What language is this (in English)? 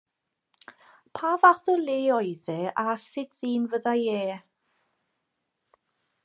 Welsh